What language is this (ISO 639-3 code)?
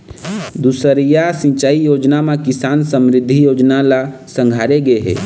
hne